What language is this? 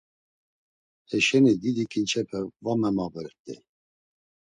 Laz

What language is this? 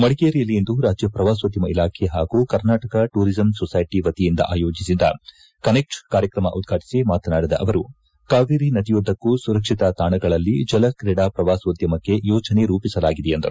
Kannada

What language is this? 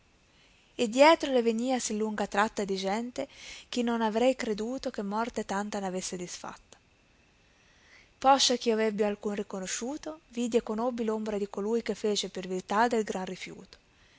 Italian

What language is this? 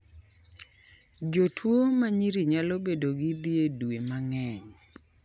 Luo (Kenya and Tanzania)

